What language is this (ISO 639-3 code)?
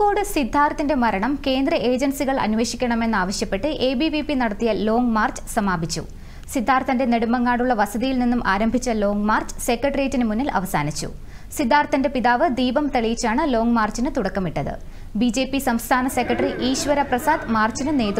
mal